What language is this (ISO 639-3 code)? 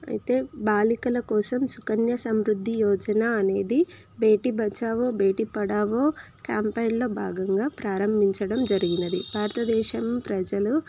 tel